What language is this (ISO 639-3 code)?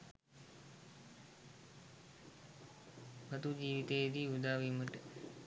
sin